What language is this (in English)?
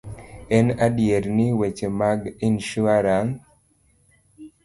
Luo (Kenya and Tanzania)